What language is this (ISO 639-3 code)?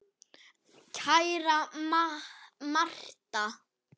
isl